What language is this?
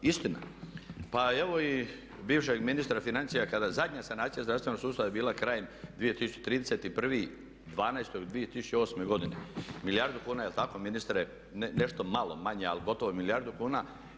Croatian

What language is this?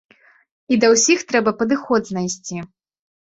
Belarusian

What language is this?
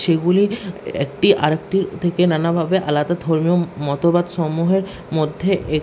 Bangla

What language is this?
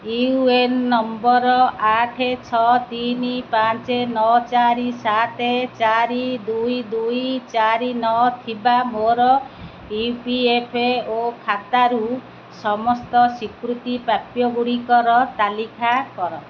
Odia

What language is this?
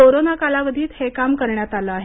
Marathi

